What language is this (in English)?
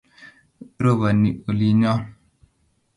Kalenjin